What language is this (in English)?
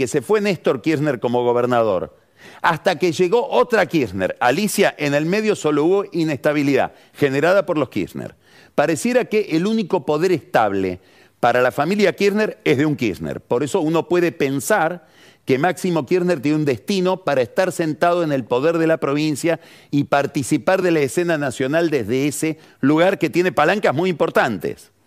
Spanish